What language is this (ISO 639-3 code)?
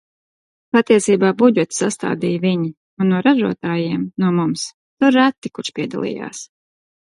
lav